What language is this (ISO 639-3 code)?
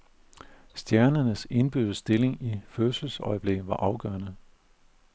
dan